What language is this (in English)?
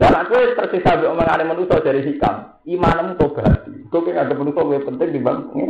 Indonesian